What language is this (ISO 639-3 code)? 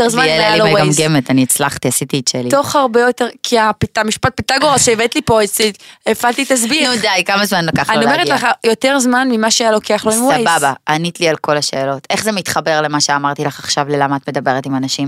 heb